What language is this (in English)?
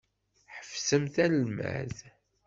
Kabyle